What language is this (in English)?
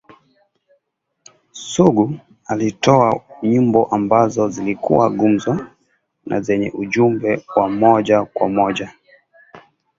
Swahili